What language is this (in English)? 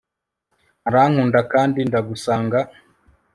Kinyarwanda